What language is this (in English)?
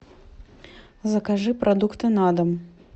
Russian